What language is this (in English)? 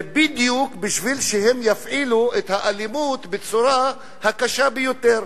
Hebrew